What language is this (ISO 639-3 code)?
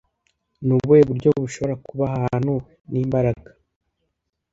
kin